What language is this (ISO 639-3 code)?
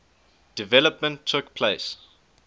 eng